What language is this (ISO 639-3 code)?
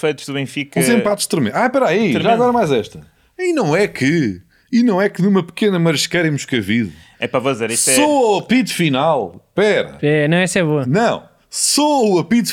por